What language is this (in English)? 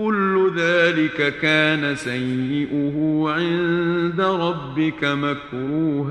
Arabic